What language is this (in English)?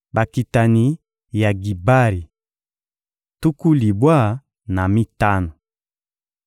Lingala